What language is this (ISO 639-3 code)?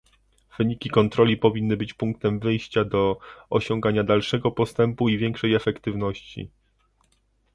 pol